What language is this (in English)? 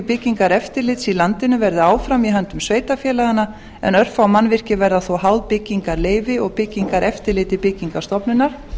Icelandic